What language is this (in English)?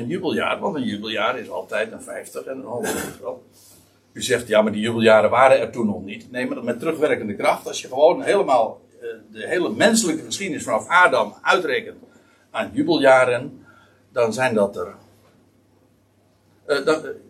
Dutch